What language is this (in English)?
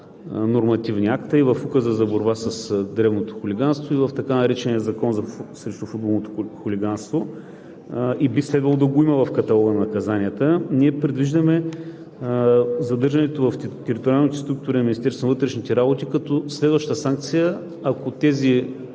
Bulgarian